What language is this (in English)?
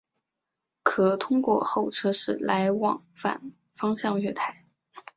Chinese